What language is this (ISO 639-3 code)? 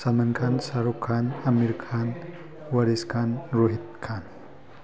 mni